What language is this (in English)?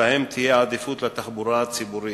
Hebrew